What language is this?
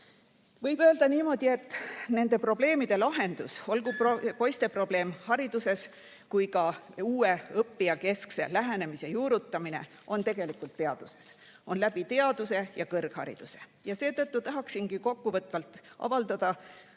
Estonian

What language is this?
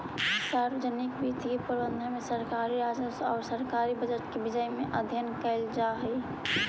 Magahi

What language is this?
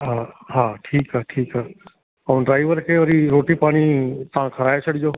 Sindhi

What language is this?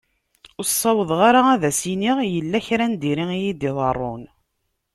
Kabyle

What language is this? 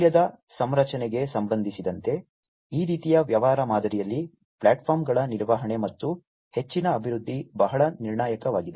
Kannada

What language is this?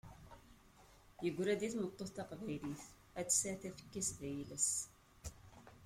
Kabyle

